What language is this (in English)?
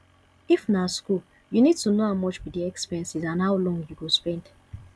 Nigerian Pidgin